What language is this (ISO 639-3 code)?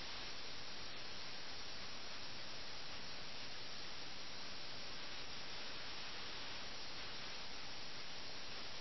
mal